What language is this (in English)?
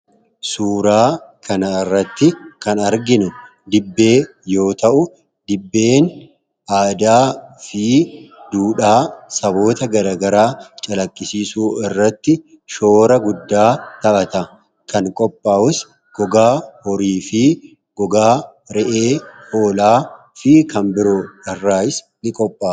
Oromo